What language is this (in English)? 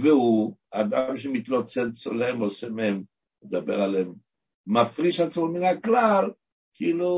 Hebrew